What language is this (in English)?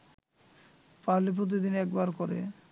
Bangla